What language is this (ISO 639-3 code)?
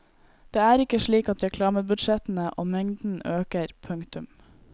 nor